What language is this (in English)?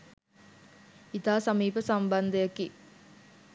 Sinhala